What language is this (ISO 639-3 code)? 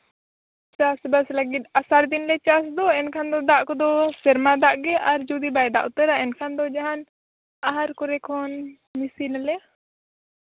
sat